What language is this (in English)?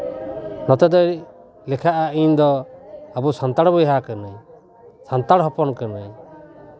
Santali